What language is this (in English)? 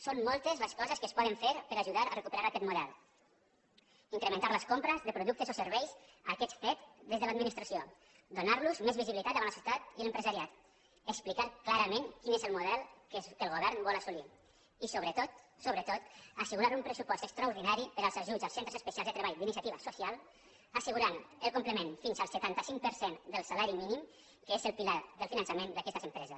Catalan